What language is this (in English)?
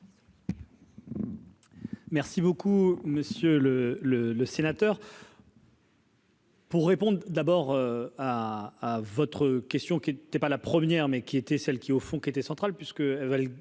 French